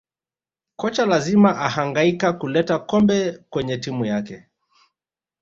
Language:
Swahili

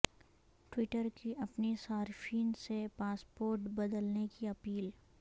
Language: Urdu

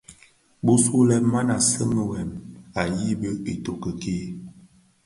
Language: Bafia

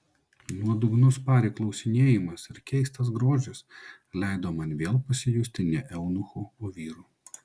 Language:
Lithuanian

